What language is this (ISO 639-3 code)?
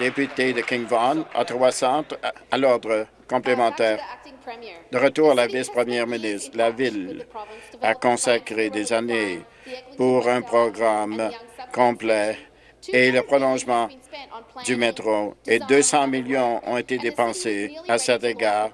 fra